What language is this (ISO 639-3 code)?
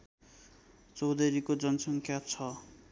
nep